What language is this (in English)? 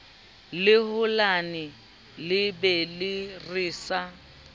Southern Sotho